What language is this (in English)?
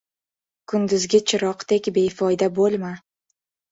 Uzbek